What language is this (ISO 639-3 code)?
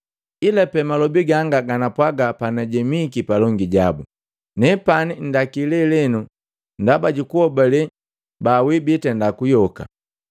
mgv